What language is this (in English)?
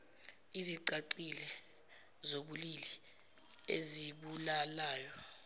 Zulu